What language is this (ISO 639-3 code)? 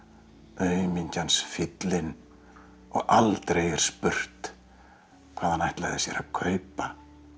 isl